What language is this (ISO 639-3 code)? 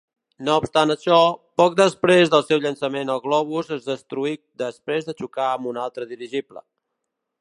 cat